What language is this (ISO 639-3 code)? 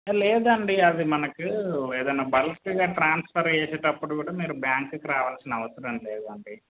tel